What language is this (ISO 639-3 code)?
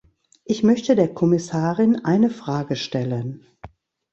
deu